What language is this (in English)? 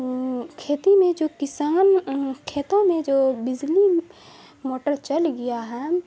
Urdu